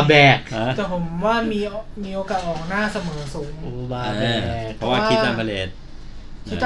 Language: Thai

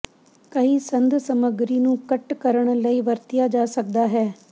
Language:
Punjabi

